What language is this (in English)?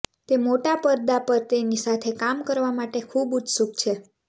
Gujarati